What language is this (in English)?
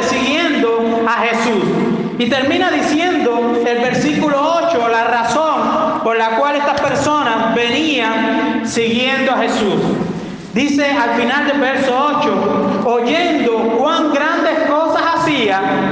Spanish